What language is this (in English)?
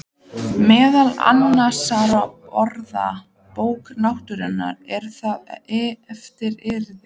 Icelandic